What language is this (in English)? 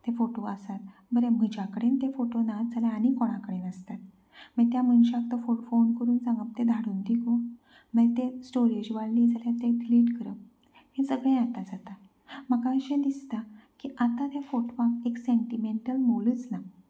Konkani